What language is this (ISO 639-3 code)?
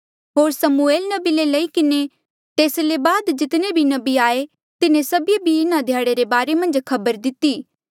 mjl